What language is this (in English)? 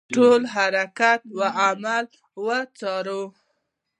Pashto